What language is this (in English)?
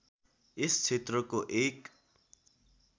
Nepali